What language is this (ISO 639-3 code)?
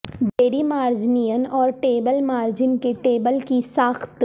urd